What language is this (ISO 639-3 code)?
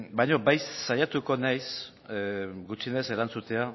eus